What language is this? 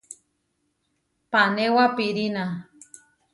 Huarijio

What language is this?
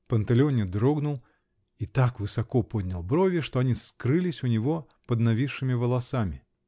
Russian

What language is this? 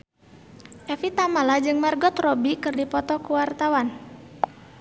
Sundanese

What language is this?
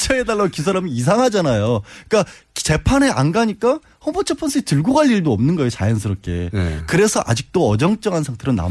Korean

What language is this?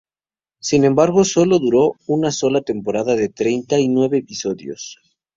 Spanish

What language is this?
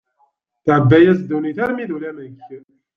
Kabyle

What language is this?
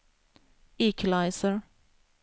Swedish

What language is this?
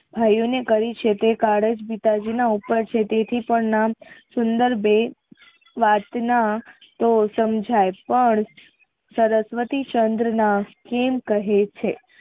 Gujarati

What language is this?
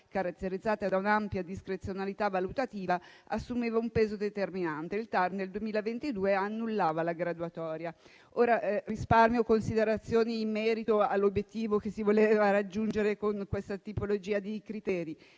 Italian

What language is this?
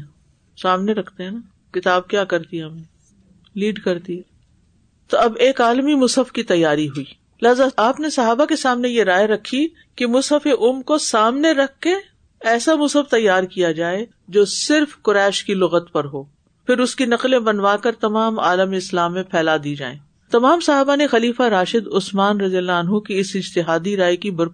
Urdu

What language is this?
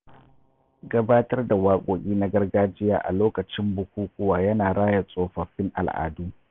Hausa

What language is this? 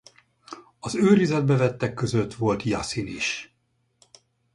Hungarian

